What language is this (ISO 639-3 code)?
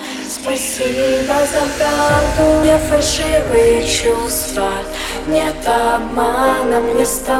ukr